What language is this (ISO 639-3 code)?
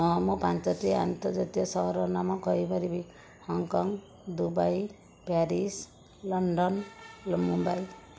ori